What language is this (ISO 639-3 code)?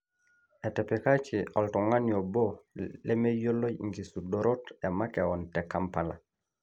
mas